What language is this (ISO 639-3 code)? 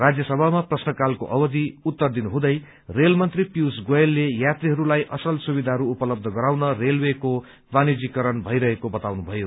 nep